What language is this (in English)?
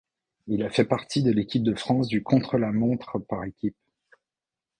French